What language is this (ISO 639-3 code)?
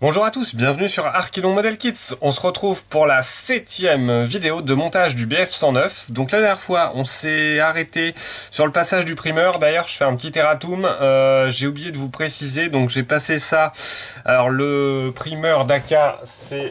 fra